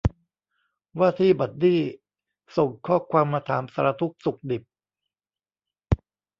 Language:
Thai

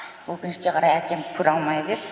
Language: Kazakh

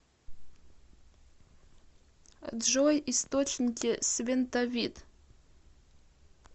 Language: Russian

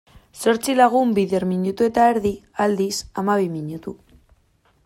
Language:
Basque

